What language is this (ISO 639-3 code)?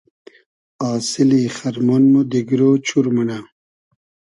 haz